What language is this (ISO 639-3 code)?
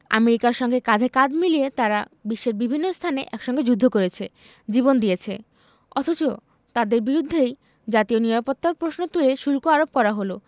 ben